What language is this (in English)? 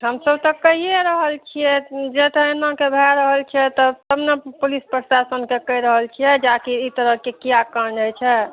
Maithili